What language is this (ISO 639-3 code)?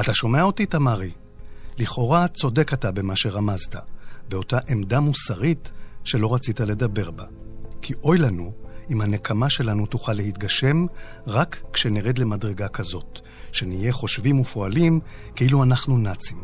heb